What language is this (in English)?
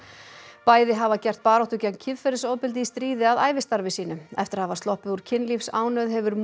Icelandic